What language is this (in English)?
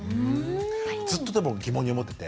Japanese